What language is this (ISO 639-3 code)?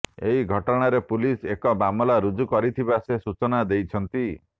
ori